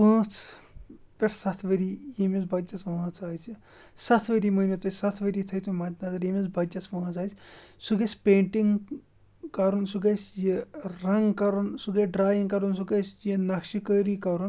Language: Kashmiri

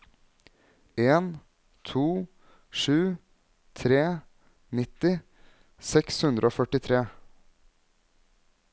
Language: Norwegian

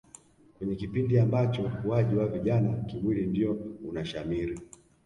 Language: Swahili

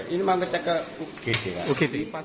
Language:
Indonesian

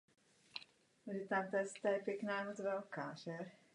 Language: Czech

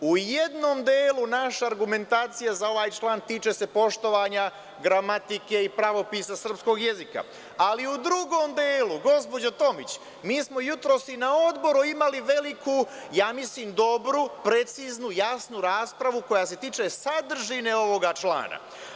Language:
Serbian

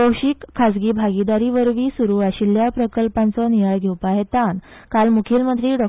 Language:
Konkani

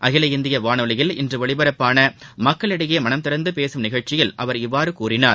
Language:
Tamil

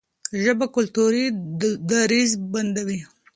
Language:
Pashto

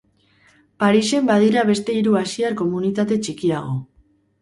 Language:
Basque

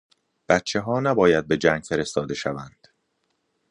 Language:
Persian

